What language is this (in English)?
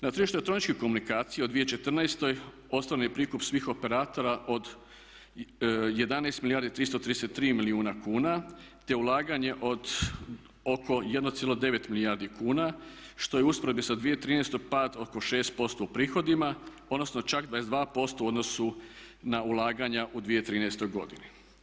Croatian